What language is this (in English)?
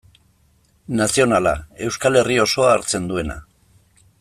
Basque